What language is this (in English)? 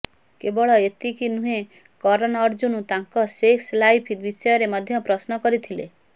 Odia